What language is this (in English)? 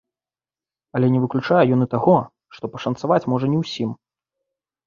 Belarusian